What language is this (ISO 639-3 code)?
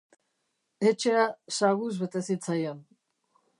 eus